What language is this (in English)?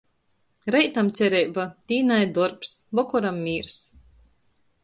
Latgalian